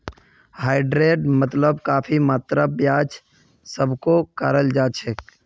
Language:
Magahi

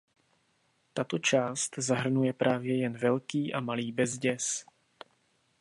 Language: Czech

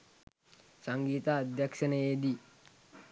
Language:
Sinhala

